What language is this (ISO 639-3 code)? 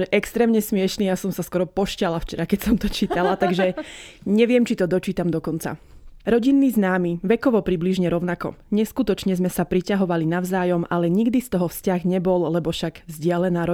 slk